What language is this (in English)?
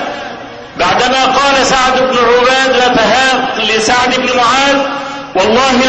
Arabic